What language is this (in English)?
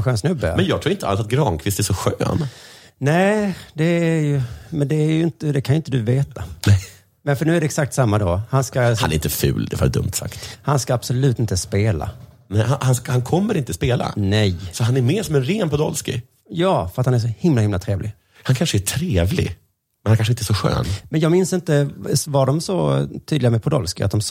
Swedish